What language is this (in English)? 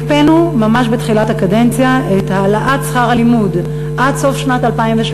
Hebrew